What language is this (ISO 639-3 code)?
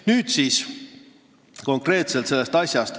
est